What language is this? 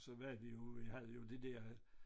Danish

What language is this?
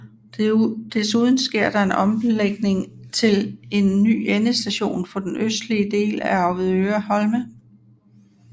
Danish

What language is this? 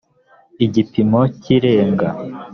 Kinyarwanda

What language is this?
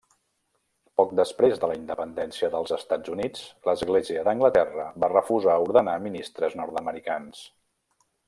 Catalan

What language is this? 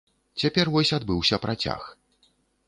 Belarusian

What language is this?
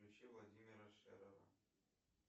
Russian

